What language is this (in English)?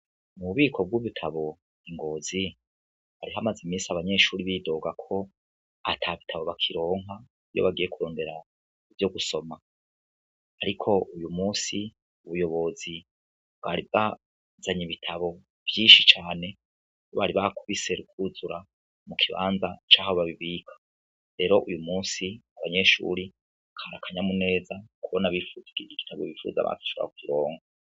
Rundi